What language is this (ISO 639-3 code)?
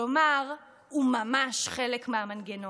heb